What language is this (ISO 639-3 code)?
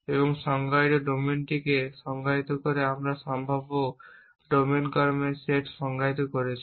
ben